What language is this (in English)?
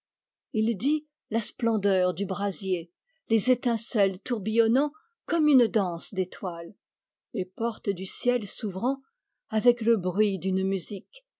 French